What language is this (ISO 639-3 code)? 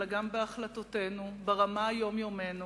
heb